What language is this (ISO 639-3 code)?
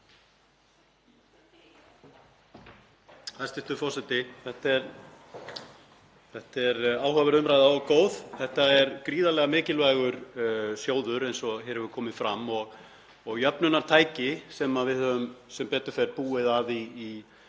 isl